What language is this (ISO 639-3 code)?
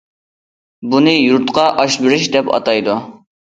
uig